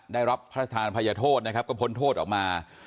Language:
Thai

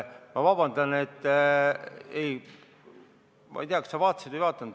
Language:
Estonian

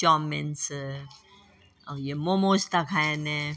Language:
Sindhi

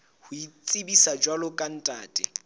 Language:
Southern Sotho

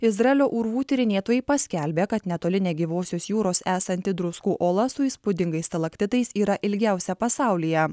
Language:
Lithuanian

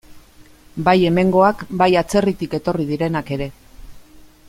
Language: Basque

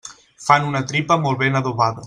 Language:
Catalan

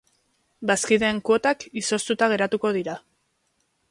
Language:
Basque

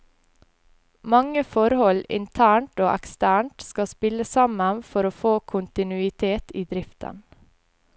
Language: Norwegian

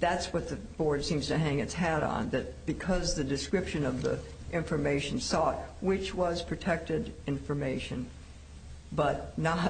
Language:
English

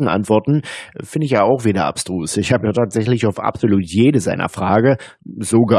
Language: German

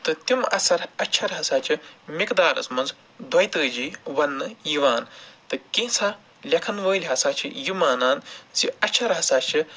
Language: Kashmiri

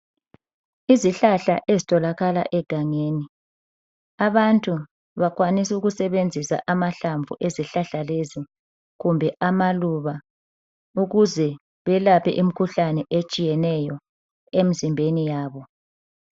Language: North Ndebele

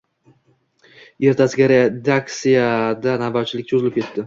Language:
Uzbek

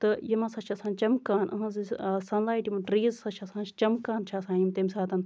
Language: Kashmiri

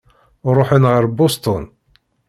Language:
Kabyle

